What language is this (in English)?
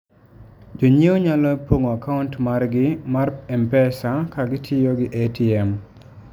Luo (Kenya and Tanzania)